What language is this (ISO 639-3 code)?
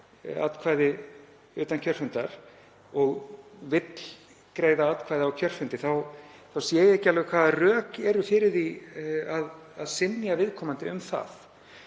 isl